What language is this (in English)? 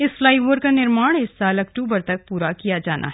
Hindi